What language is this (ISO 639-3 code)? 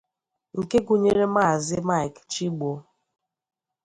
ibo